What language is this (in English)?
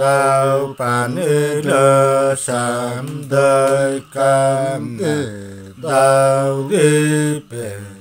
Vietnamese